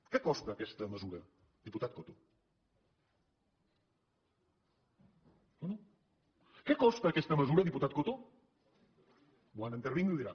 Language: Catalan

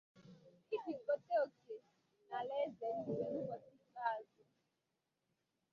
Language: Igbo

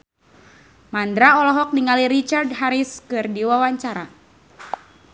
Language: Sundanese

